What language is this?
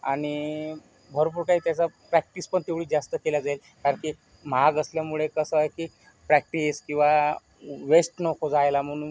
Marathi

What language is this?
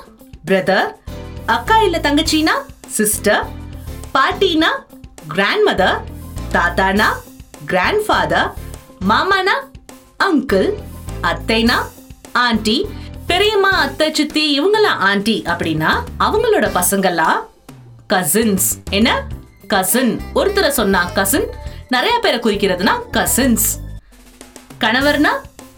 Tamil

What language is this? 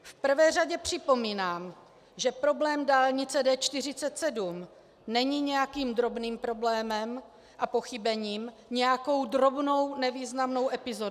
Czech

